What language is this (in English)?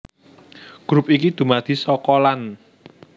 Javanese